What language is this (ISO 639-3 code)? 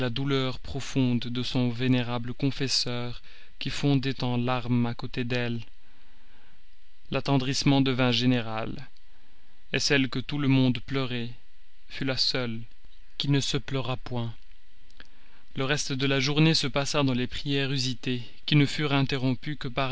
fra